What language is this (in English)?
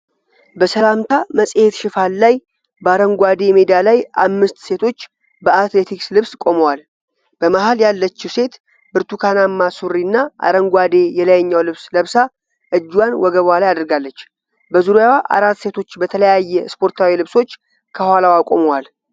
Amharic